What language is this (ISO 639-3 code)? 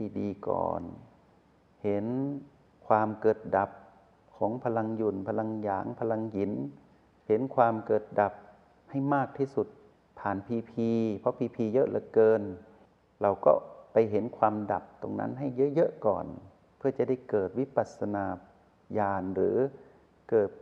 tha